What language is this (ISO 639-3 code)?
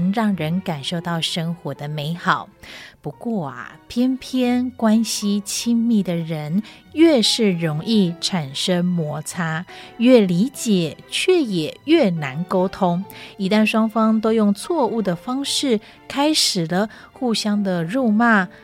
zho